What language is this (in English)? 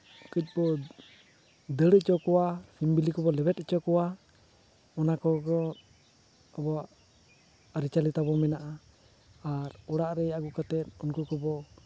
Santali